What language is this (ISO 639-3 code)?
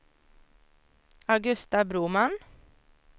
swe